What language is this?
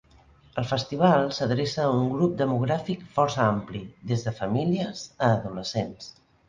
Catalan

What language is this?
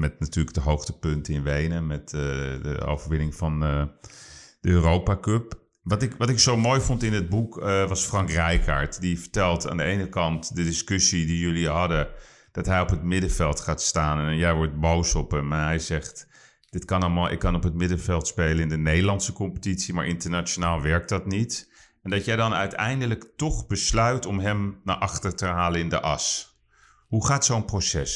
Dutch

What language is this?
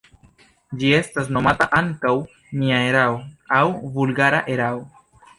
Esperanto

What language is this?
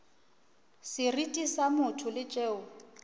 Northern Sotho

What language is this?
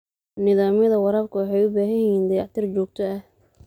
Somali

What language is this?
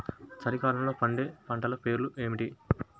Telugu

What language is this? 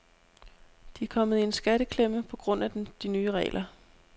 Danish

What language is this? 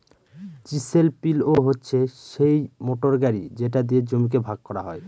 Bangla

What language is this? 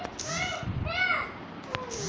Bangla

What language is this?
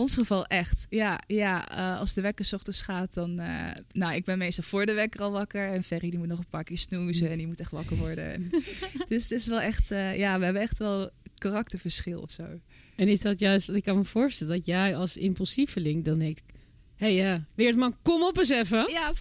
Dutch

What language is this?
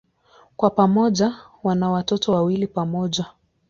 Swahili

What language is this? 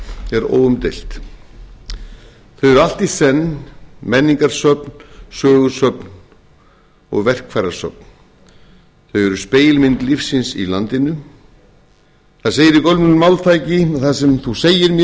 Icelandic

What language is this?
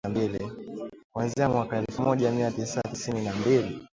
Swahili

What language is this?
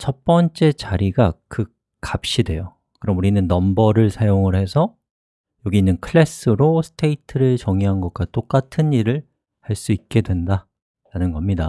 Korean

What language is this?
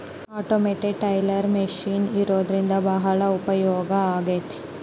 Kannada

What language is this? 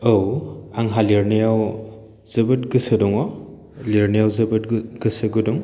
Bodo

